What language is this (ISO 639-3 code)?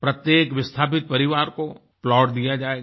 hin